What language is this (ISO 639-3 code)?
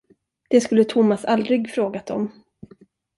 swe